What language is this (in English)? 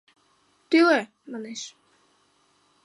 Mari